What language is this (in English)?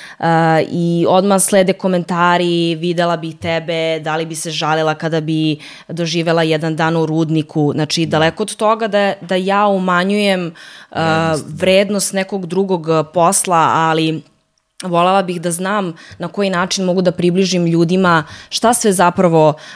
Croatian